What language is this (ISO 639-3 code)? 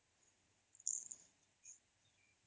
ori